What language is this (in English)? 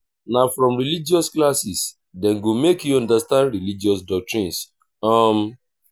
Nigerian Pidgin